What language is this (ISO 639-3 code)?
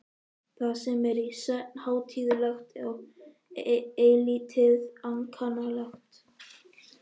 isl